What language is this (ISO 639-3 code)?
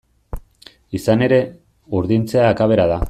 eus